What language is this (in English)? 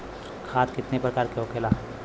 Bhojpuri